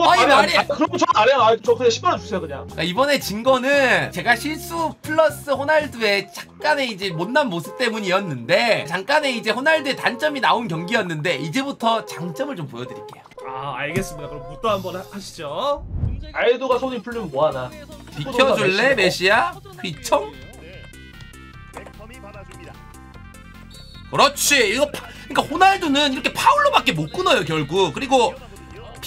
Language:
Korean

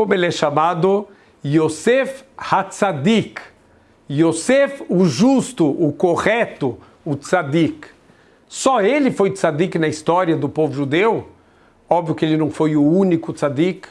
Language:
Portuguese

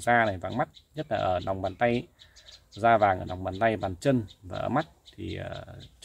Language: Vietnamese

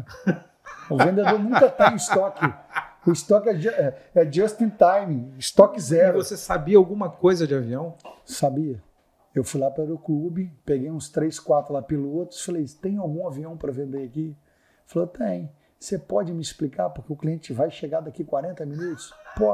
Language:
Portuguese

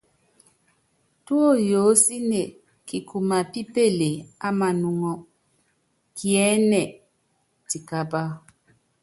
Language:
Yangben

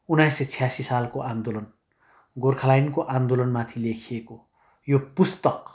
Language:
Nepali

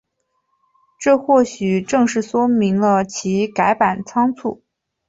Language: Chinese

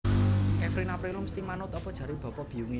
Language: Javanese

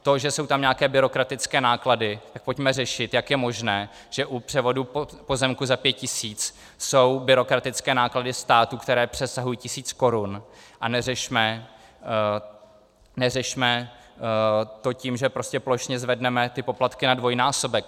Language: Czech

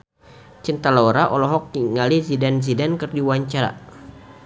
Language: Sundanese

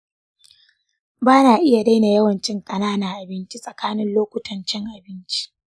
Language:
Hausa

